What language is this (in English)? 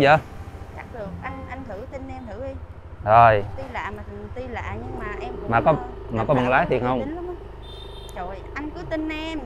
Vietnamese